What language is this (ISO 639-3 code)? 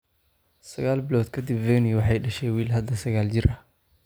som